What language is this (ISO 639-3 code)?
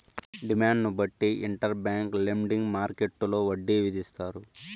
tel